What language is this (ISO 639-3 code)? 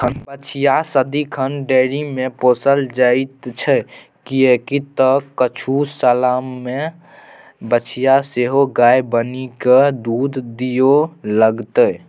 mai